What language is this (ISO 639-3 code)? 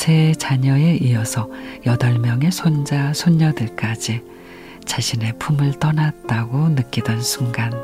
kor